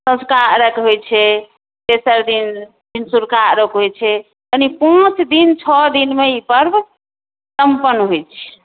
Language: Maithili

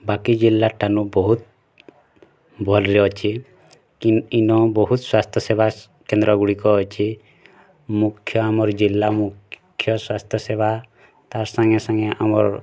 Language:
Odia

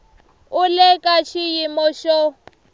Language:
Tsonga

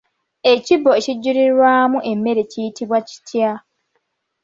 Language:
Ganda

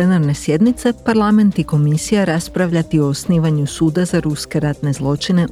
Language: Croatian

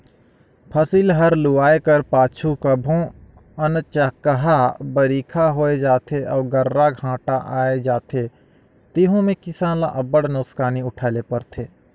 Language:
Chhattisgarhi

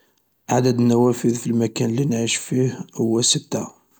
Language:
Algerian Arabic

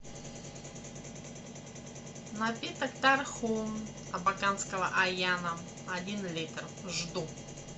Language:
Russian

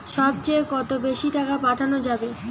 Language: Bangla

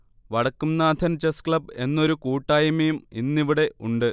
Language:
Malayalam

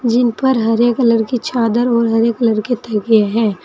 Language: Hindi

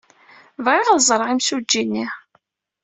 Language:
Kabyle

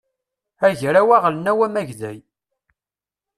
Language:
Kabyle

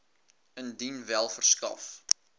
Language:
Afrikaans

